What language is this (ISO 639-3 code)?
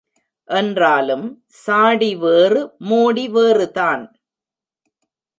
tam